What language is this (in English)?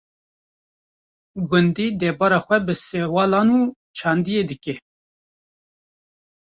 Kurdish